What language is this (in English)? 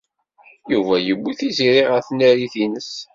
Kabyle